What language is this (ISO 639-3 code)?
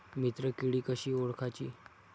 mar